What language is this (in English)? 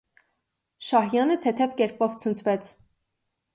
Armenian